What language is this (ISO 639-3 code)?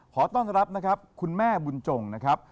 tha